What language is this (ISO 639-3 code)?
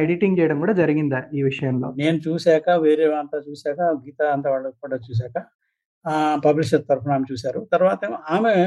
tel